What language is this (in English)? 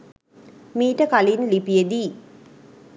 Sinhala